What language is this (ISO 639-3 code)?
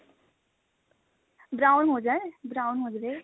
pan